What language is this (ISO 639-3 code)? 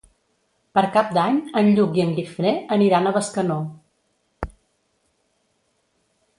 cat